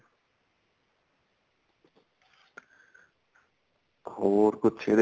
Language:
Punjabi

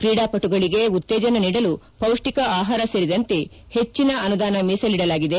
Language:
Kannada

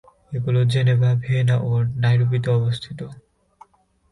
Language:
Bangla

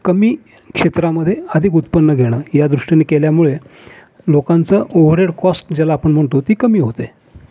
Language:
Marathi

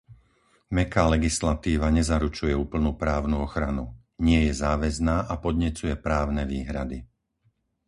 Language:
Slovak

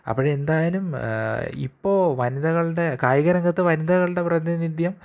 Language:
Malayalam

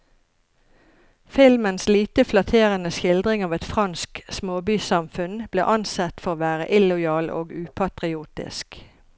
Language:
Norwegian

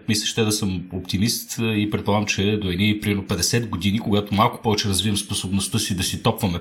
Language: Bulgarian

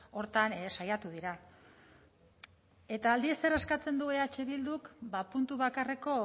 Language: Basque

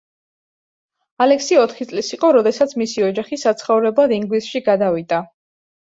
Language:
Georgian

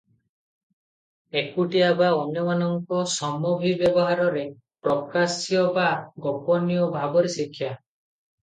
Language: Odia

